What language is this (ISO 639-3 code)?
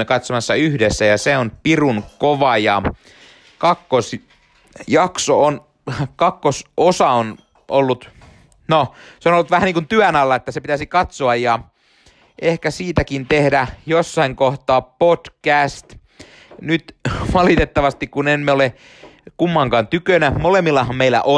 fin